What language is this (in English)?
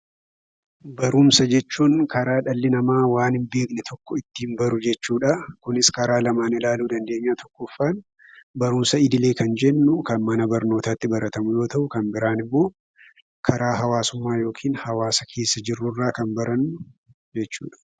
Oromo